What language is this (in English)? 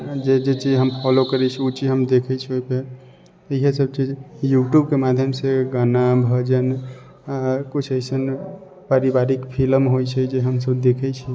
Maithili